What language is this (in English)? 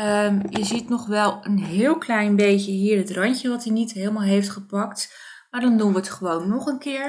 Dutch